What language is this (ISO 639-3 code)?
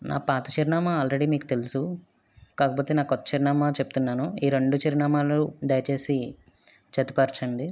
tel